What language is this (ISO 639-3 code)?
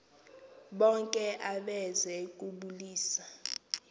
xho